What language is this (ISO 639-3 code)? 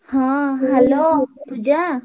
ori